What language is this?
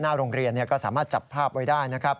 Thai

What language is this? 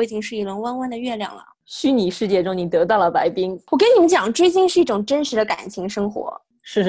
Chinese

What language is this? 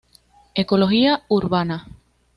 Spanish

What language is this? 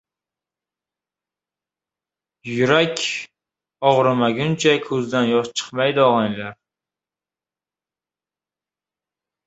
Uzbek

